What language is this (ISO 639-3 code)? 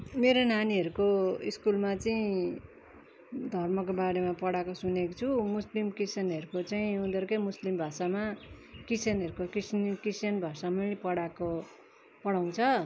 nep